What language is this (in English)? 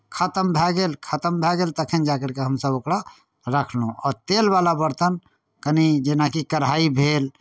Maithili